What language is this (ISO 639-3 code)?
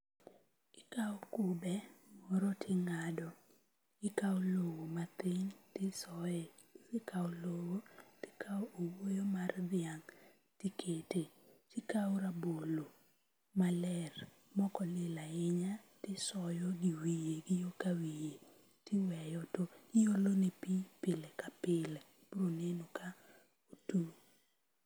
luo